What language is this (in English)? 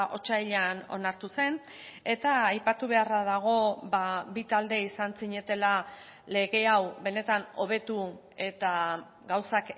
Basque